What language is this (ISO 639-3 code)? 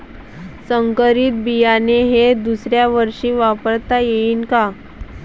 mar